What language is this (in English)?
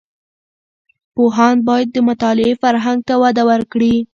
Pashto